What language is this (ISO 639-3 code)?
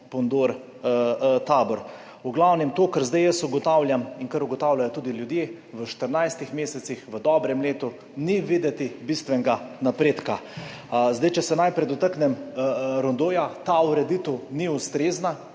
slv